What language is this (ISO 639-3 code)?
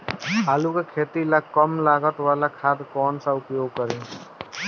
bho